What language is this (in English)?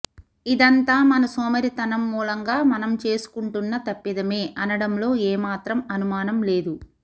Telugu